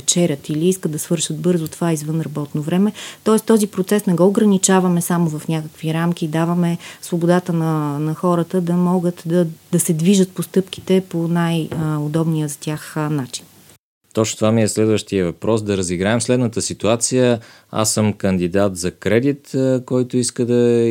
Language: Bulgarian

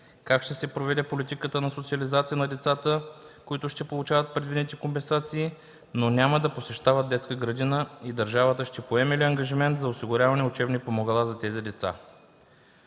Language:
Bulgarian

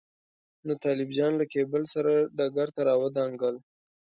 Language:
Pashto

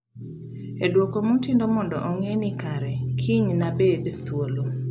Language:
Luo (Kenya and Tanzania)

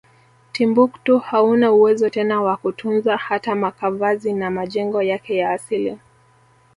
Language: Swahili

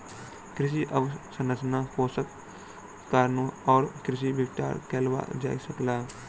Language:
Maithili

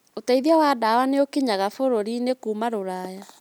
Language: Kikuyu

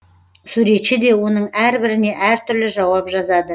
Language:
Kazakh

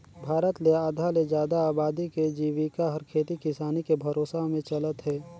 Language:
Chhattisgarhi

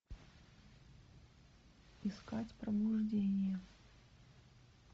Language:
Russian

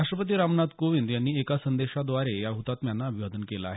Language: Marathi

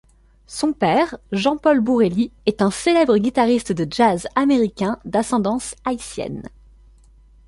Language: French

